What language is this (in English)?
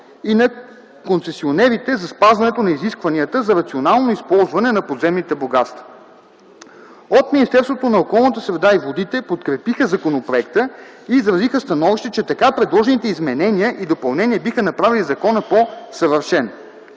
Bulgarian